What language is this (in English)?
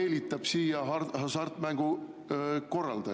Estonian